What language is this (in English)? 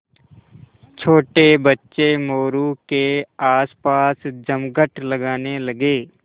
Hindi